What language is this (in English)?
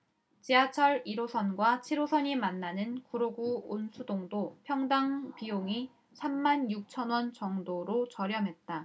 Korean